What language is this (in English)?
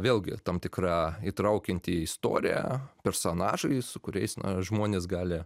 Lithuanian